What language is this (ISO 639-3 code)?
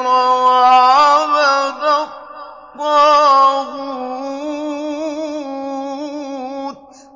ara